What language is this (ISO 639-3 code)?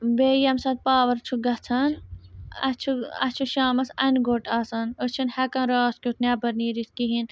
kas